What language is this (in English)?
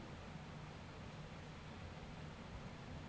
Bangla